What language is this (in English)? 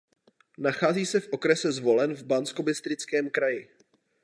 Czech